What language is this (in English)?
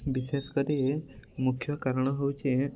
Odia